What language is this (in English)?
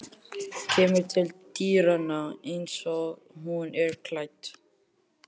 Icelandic